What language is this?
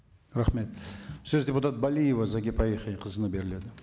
Kazakh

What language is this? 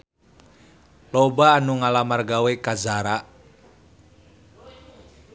Sundanese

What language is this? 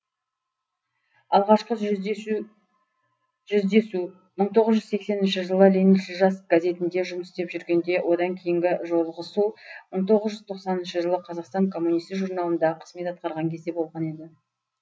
Kazakh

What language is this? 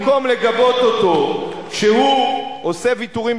Hebrew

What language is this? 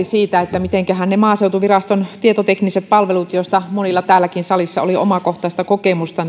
Finnish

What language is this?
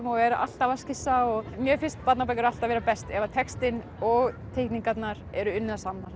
Icelandic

